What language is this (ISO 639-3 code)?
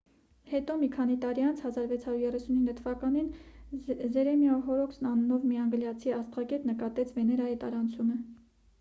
hye